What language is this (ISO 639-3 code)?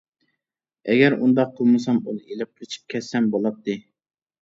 uig